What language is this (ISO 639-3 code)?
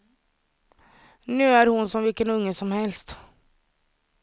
swe